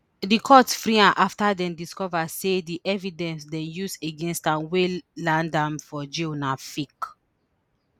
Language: Nigerian Pidgin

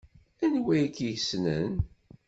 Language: Kabyle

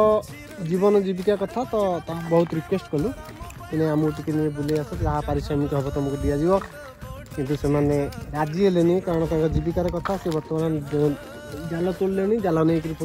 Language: Hindi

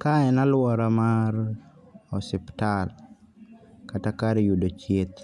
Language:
Luo (Kenya and Tanzania)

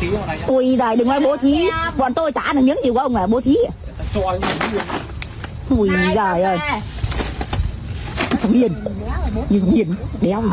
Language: Vietnamese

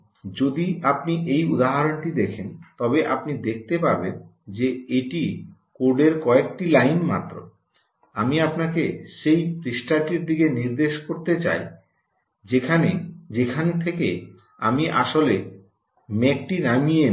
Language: Bangla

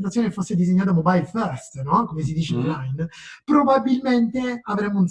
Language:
Italian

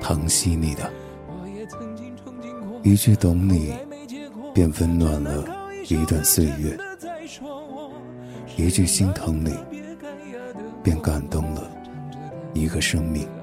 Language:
Chinese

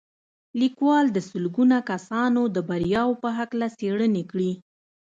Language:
Pashto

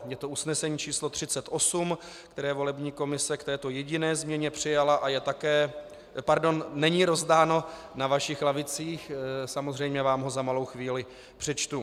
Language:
Czech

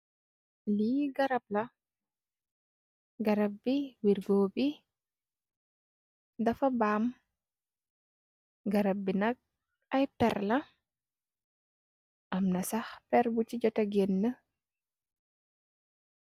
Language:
Wolof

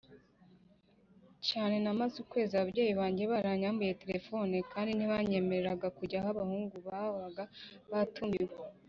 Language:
Kinyarwanda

